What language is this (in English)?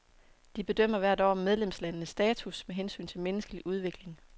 Danish